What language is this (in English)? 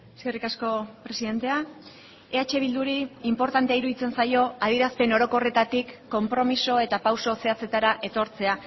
Basque